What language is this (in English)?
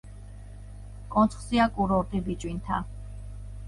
Georgian